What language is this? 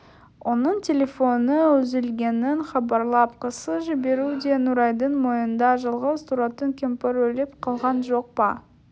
Kazakh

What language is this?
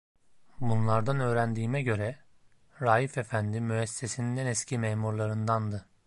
Turkish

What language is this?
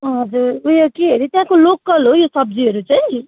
Nepali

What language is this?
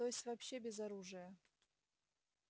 Russian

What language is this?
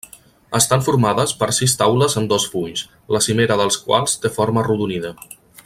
Catalan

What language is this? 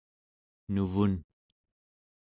Central Yupik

